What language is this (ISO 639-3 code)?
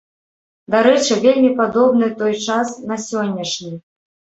bel